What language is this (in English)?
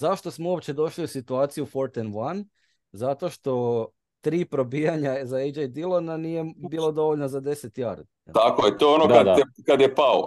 Croatian